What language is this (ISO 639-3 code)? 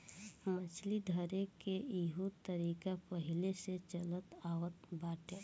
bho